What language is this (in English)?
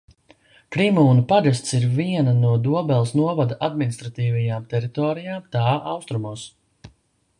Latvian